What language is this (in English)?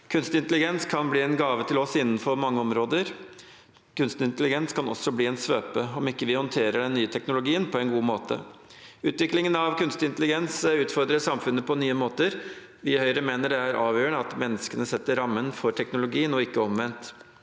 Norwegian